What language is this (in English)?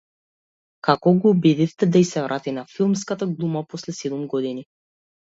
Macedonian